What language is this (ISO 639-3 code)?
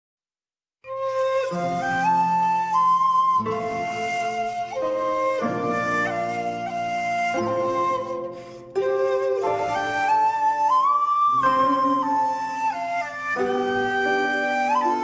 eng